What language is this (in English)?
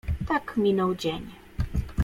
Polish